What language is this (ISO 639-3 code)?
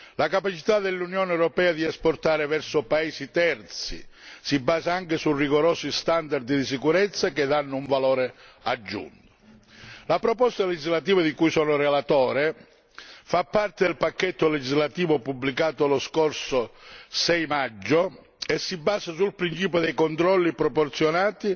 ita